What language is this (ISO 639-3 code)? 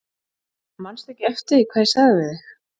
isl